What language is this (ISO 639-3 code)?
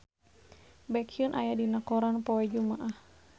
sun